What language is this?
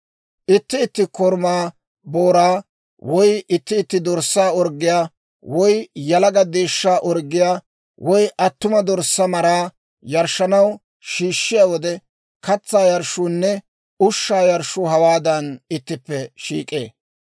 Dawro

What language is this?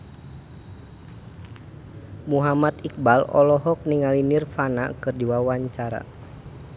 Sundanese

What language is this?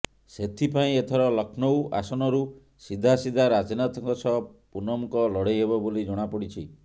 Odia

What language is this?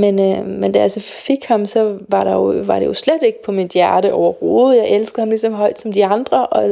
Danish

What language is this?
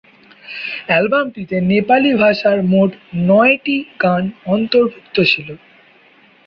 Bangla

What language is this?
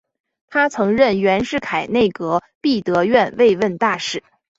Chinese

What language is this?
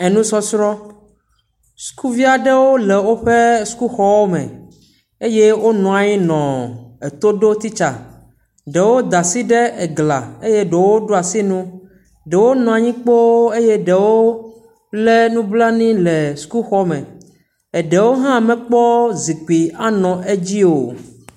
Ewe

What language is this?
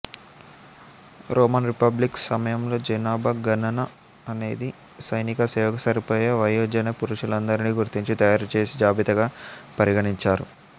Telugu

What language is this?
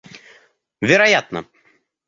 Russian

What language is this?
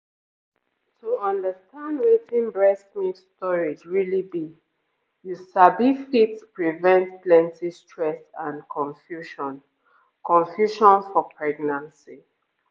Nigerian Pidgin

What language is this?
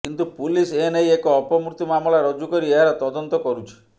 Odia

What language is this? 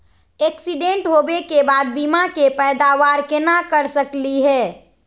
Magahi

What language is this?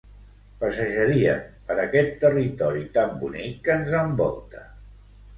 Catalan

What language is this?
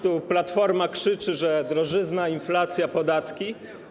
Polish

